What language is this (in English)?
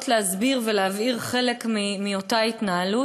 Hebrew